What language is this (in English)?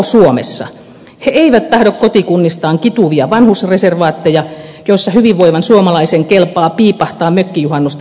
Finnish